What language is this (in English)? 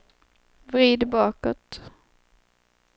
Swedish